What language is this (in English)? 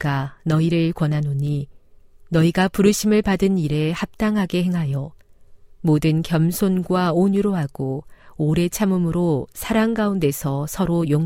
Korean